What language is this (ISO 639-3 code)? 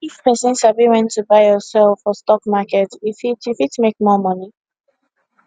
pcm